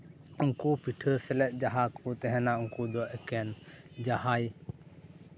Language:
Santali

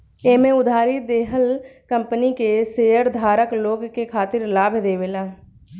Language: Bhojpuri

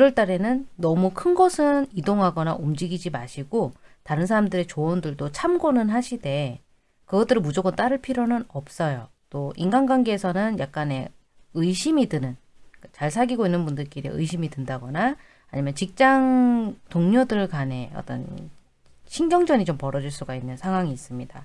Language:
Korean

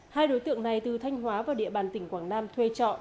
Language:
Vietnamese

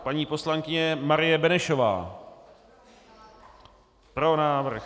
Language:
Czech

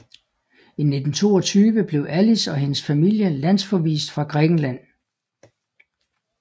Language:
Danish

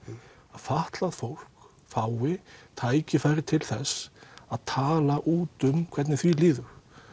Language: Icelandic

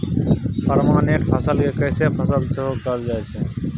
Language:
Maithili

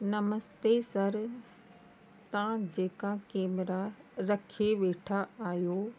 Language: Sindhi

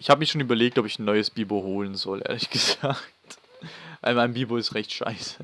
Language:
German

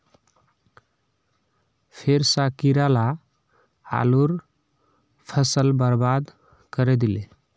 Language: Magahi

